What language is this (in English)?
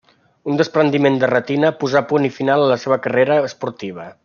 Catalan